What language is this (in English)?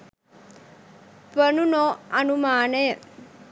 Sinhala